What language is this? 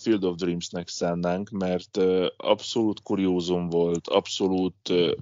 Hungarian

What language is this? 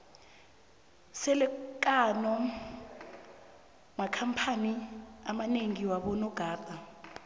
South Ndebele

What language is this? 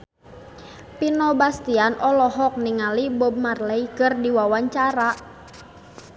Sundanese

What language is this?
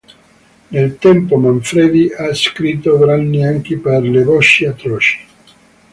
Italian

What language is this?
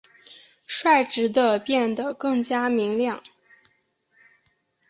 Chinese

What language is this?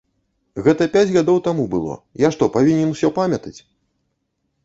Belarusian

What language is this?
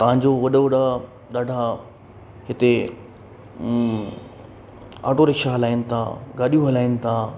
Sindhi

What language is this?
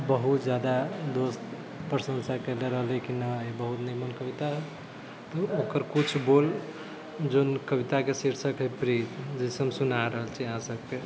Maithili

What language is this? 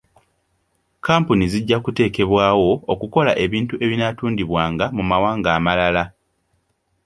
Ganda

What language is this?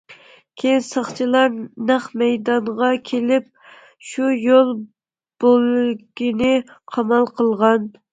Uyghur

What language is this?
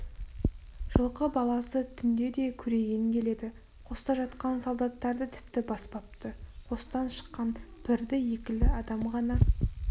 Kazakh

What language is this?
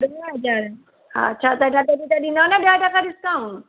Sindhi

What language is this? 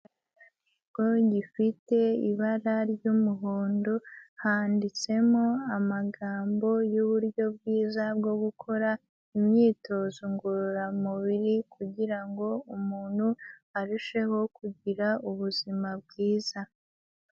Kinyarwanda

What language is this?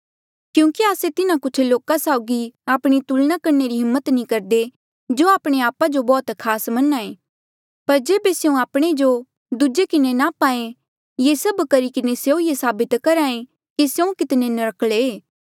Mandeali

